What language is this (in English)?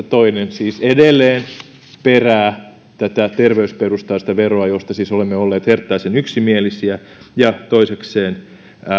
Finnish